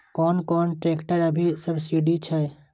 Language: Maithili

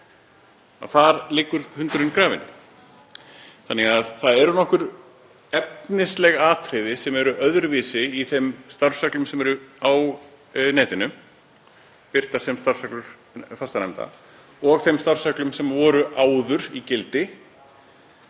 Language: Icelandic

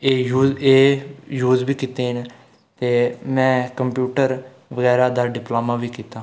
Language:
Dogri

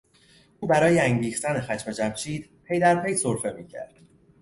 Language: Persian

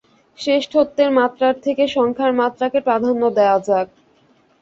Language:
Bangla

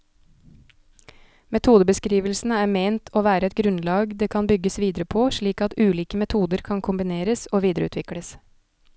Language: Norwegian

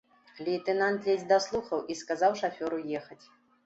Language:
Belarusian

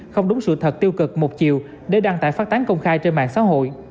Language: Vietnamese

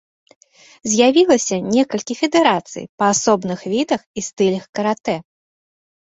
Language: Belarusian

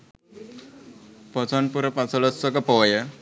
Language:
Sinhala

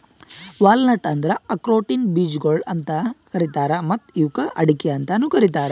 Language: Kannada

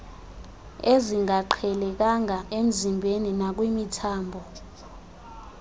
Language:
Xhosa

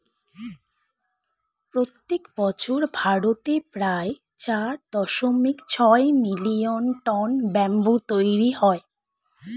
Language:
Bangla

